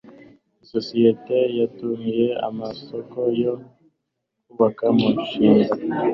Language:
Kinyarwanda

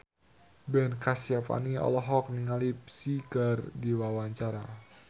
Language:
Sundanese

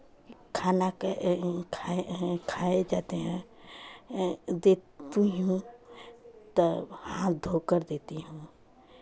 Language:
Hindi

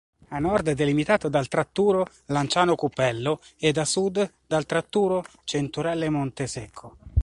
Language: Italian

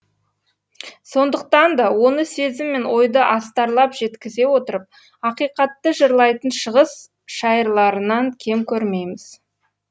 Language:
Kazakh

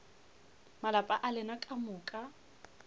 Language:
Northern Sotho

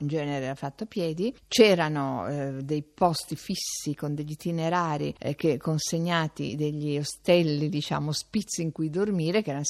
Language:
Italian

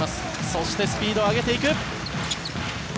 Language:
Japanese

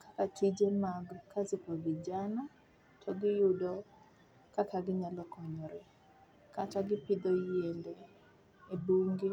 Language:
Luo (Kenya and Tanzania)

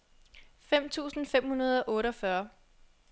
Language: Danish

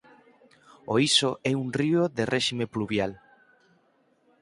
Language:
Galician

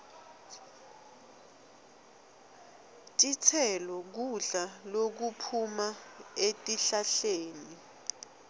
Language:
Swati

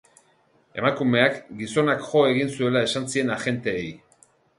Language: Basque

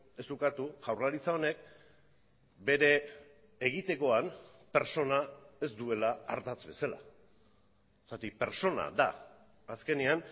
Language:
Basque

